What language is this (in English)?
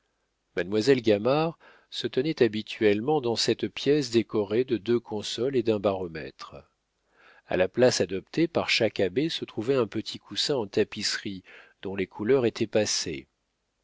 French